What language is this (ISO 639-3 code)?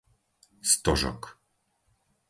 slk